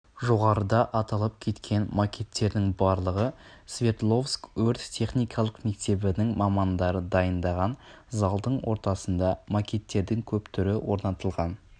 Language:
Kazakh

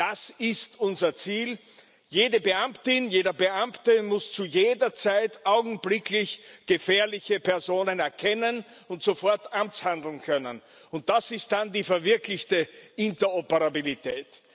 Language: German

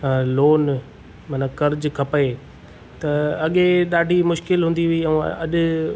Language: Sindhi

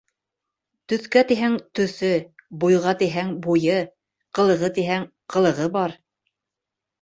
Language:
Bashkir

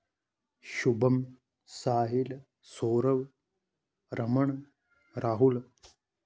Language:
Dogri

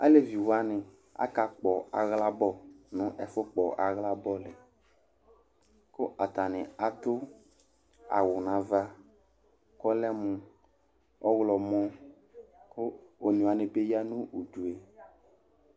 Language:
Ikposo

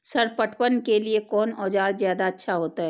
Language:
Maithili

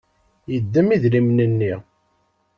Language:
Kabyle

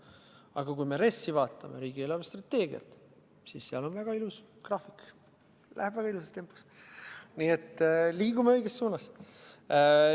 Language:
Estonian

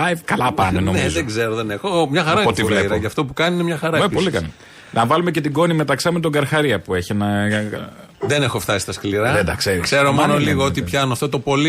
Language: Greek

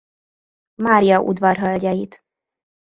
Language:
Hungarian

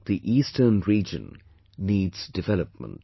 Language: English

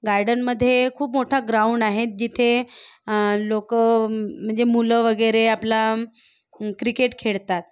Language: Marathi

